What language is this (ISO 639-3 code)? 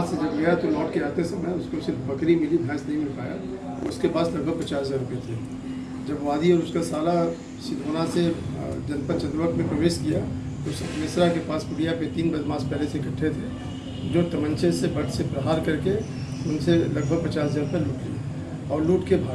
hin